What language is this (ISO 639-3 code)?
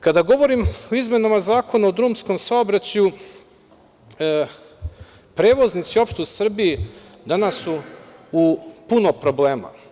srp